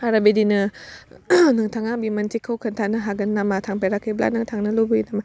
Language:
Bodo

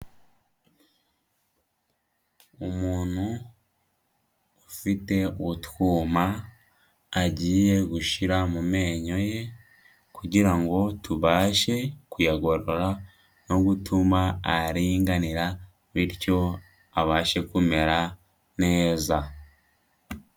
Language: Kinyarwanda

